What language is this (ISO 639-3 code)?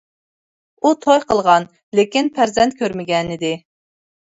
uig